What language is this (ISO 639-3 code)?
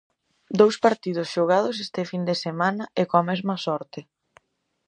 glg